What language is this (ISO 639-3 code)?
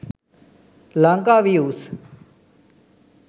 sin